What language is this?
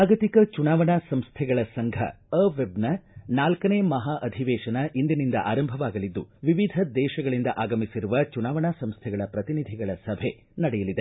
Kannada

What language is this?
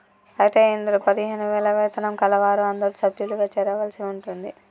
Telugu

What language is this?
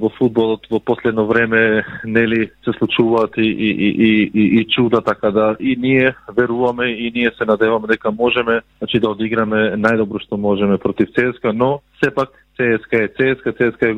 Bulgarian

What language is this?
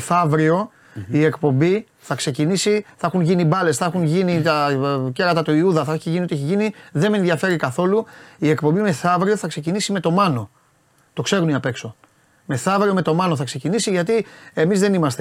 Greek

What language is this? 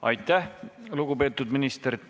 Estonian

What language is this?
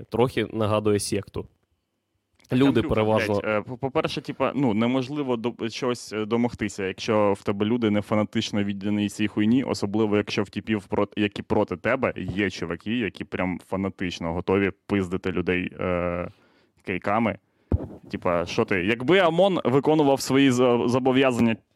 Ukrainian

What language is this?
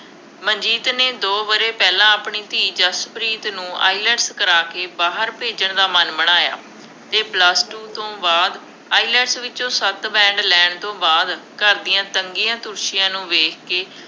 Punjabi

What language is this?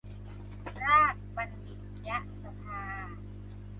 Thai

